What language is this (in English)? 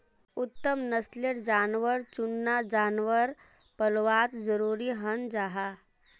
Magahi